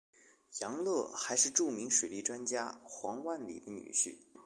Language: Chinese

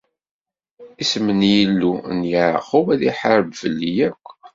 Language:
Kabyle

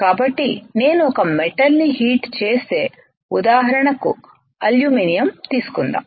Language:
Telugu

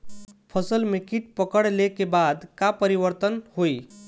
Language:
Bhojpuri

